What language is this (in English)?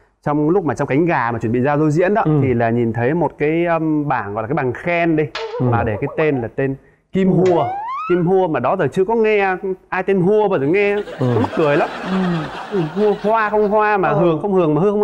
Vietnamese